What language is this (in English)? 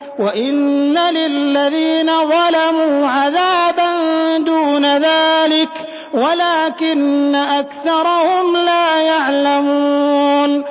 Arabic